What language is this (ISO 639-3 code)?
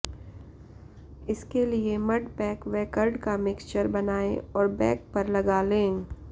hin